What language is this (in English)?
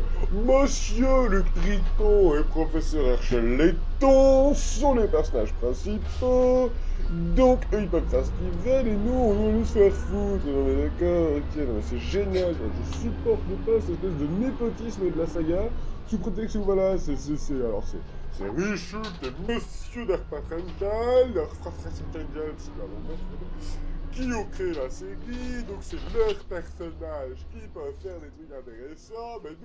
French